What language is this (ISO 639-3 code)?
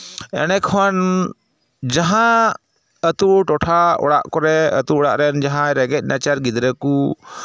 sat